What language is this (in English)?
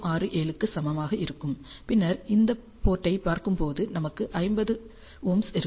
Tamil